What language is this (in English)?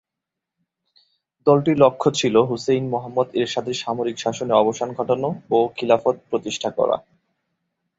Bangla